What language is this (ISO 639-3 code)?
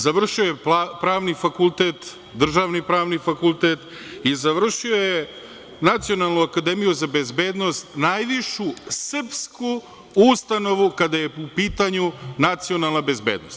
srp